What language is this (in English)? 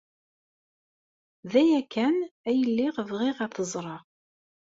Kabyle